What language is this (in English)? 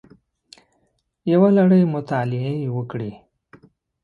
Pashto